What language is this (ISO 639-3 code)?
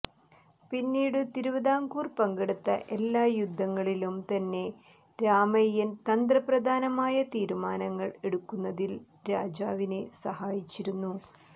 mal